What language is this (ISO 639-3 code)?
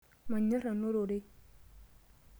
mas